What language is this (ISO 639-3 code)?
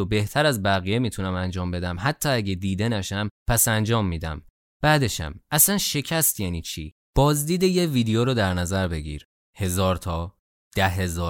fas